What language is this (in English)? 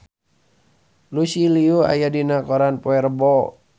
Sundanese